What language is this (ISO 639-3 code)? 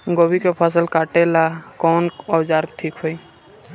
bho